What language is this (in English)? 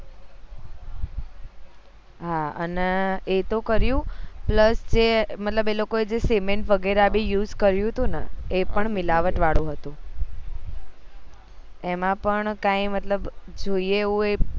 Gujarati